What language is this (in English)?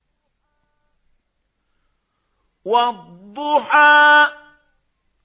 Arabic